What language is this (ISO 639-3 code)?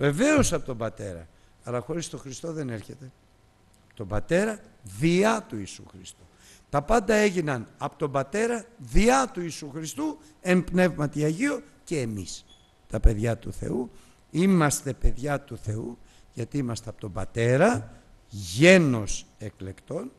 ell